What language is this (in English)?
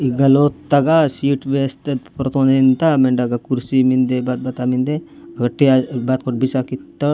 Gondi